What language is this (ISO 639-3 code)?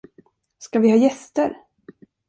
swe